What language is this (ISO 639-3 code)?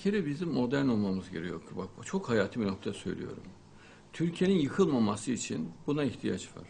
tur